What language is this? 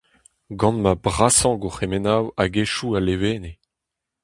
Breton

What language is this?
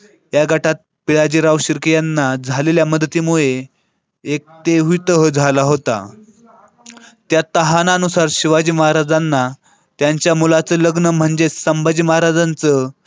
Marathi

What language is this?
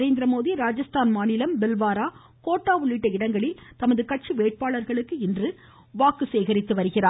Tamil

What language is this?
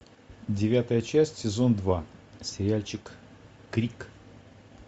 Russian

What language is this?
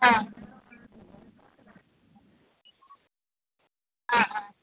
Kannada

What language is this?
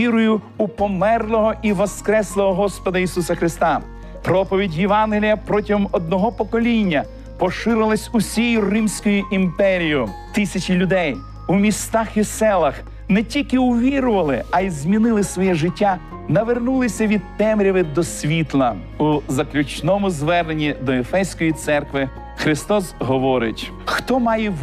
Ukrainian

